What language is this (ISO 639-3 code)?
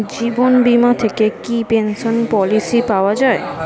ben